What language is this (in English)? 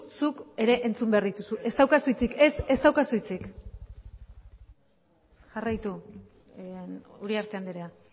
Basque